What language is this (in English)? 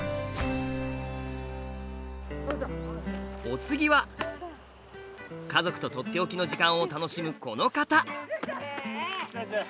Japanese